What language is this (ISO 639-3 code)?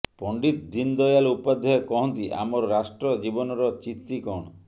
ori